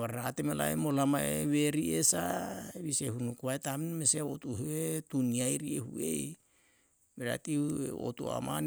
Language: Yalahatan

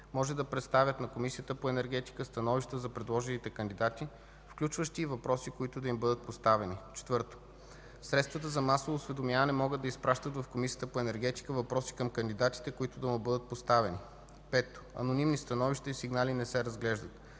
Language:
Bulgarian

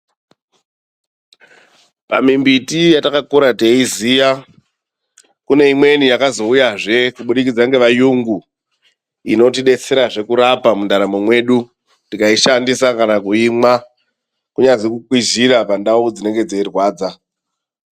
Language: Ndau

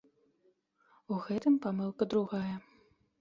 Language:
Belarusian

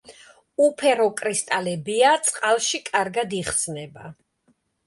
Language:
Georgian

